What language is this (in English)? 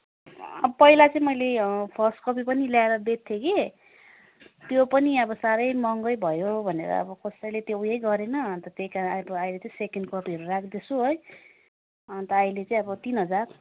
Nepali